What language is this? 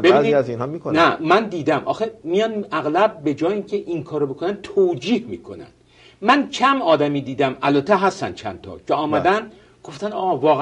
Persian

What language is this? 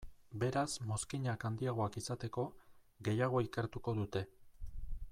Basque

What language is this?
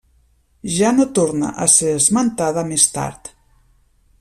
Catalan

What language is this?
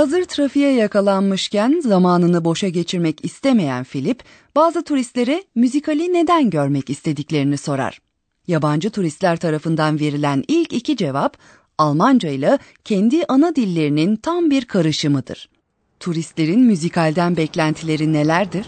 Turkish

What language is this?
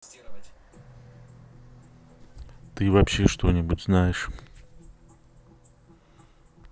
Russian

